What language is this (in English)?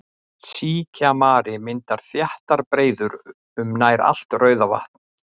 Icelandic